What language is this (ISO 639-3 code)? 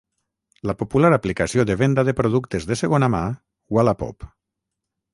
cat